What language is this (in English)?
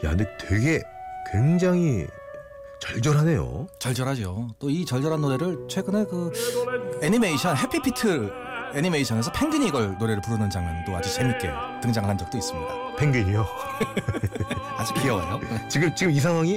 Korean